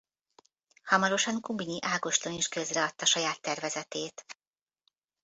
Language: Hungarian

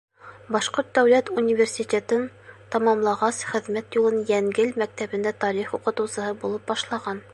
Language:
Bashkir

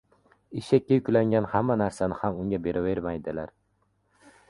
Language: Uzbek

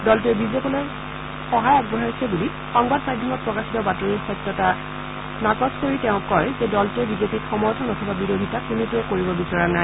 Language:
Assamese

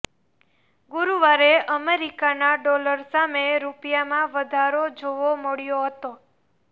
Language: Gujarati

